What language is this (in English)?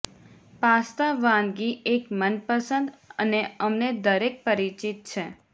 Gujarati